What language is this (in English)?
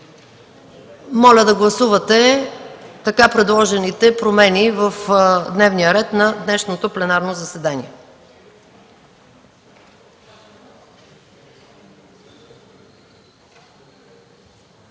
Bulgarian